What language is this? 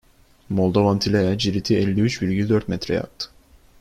Turkish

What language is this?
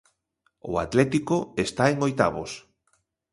Galician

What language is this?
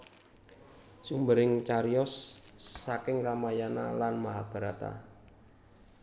Javanese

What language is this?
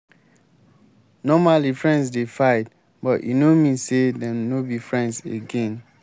Nigerian Pidgin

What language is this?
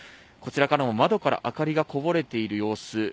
Japanese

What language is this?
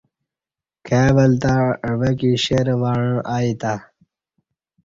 Kati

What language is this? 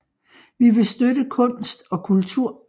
Danish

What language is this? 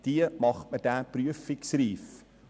Swiss German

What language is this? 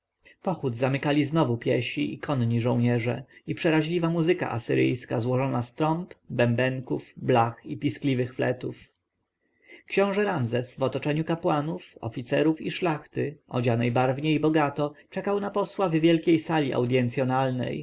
Polish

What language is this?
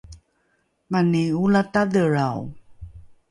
Rukai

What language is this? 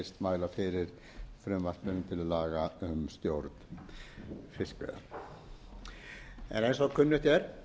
Icelandic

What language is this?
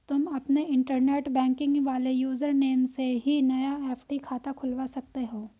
Hindi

